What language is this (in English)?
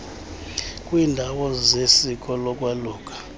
Xhosa